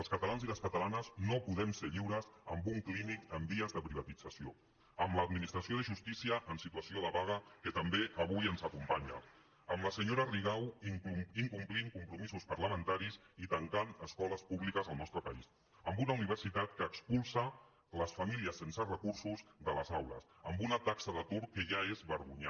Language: Catalan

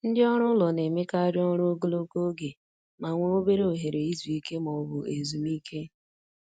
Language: Igbo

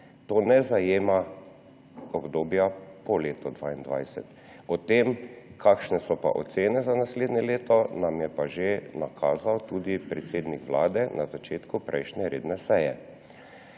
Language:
Slovenian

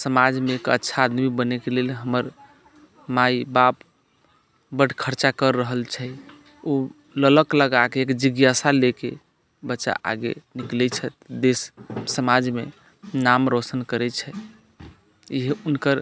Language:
Maithili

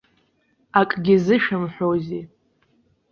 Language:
Abkhazian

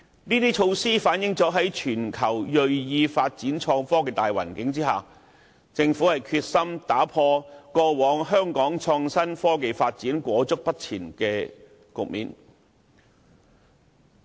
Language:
Cantonese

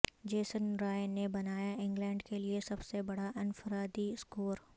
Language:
Urdu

